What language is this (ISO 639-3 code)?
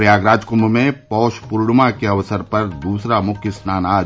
hin